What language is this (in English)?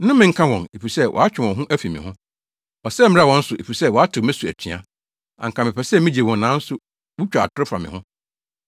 Akan